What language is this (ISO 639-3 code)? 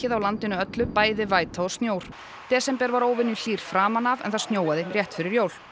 isl